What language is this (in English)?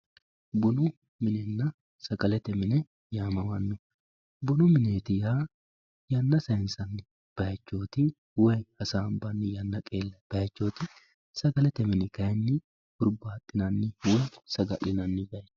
Sidamo